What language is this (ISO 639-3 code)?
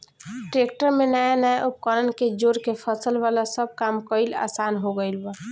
bho